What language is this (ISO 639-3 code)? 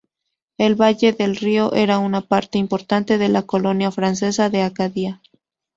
spa